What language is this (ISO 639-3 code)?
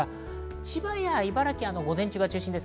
jpn